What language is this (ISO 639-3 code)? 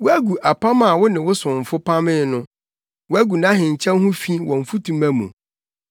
aka